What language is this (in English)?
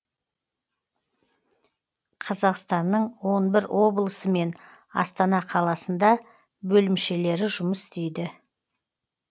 Kazakh